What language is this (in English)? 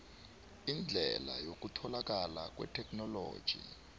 South Ndebele